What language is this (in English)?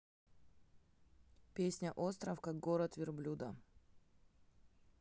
Russian